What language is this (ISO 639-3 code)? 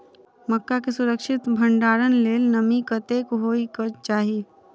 mai